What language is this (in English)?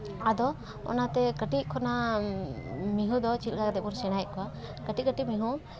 Santali